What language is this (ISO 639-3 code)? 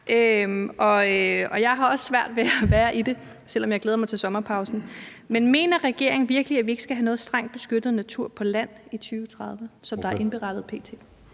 dan